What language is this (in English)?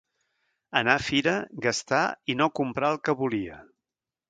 Catalan